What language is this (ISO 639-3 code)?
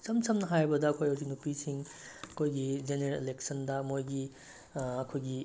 mni